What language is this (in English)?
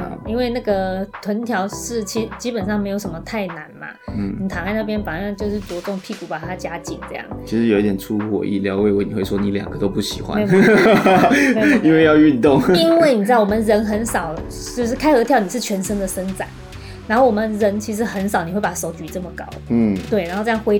Chinese